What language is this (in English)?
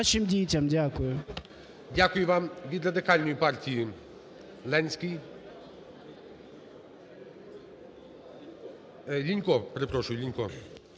Ukrainian